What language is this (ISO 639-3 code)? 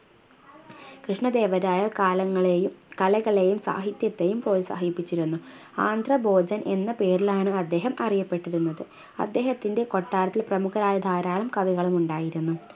mal